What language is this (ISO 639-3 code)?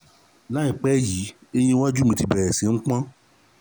yor